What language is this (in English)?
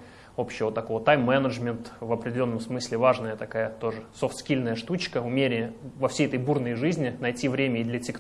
Russian